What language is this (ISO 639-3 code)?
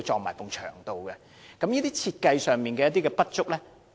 yue